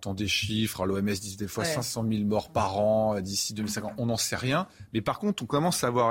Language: French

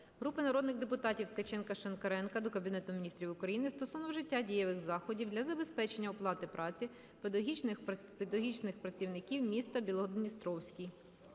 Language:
Ukrainian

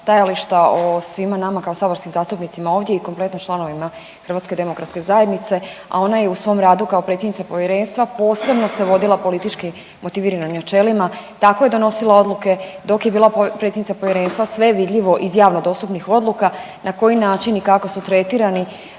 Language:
Croatian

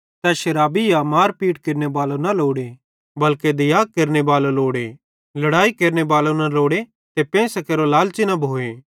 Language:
Bhadrawahi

